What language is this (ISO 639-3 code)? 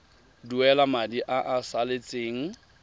tsn